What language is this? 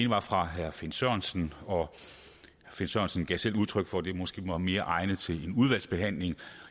Danish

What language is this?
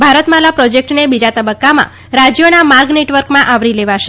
Gujarati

